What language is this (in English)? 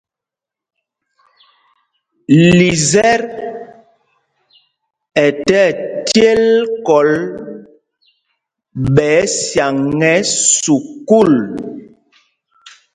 Mpumpong